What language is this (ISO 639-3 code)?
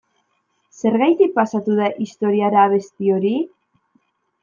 eus